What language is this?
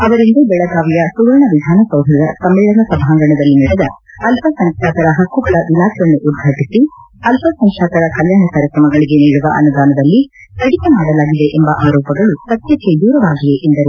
Kannada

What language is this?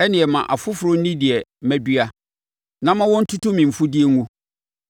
Akan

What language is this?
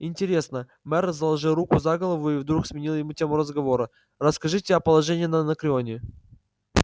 Russian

